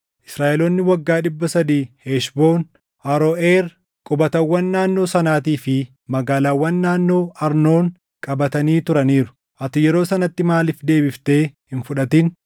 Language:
Oromo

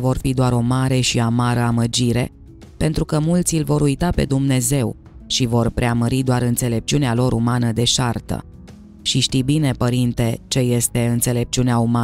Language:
Romanian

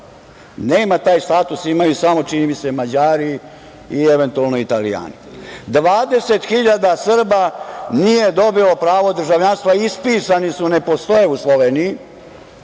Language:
Serbian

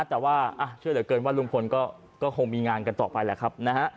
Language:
Thai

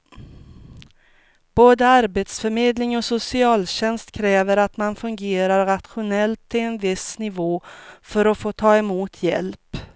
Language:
Swedish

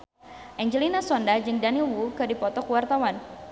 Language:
Sundanese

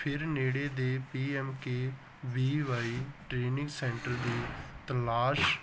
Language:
Punjabi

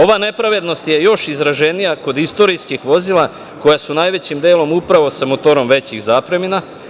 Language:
Serbian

